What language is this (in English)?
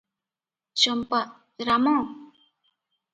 Odia